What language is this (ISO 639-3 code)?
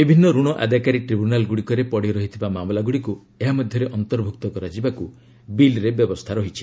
ori